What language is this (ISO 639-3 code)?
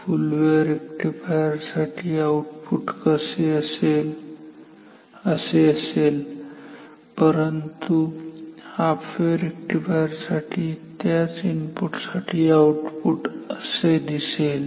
mar